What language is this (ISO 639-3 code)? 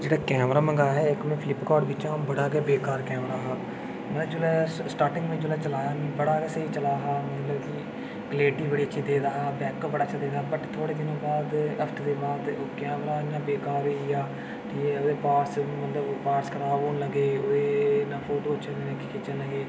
doi